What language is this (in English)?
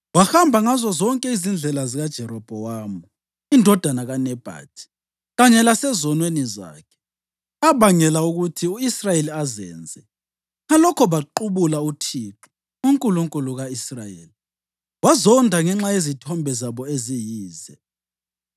North Ndebele